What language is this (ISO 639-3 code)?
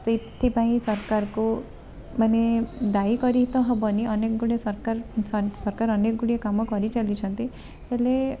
ori